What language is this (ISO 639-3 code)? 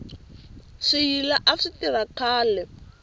tso